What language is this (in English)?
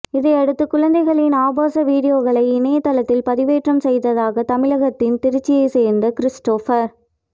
Tamil